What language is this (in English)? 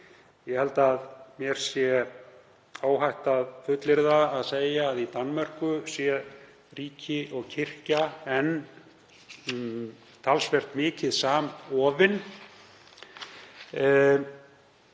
Icelandic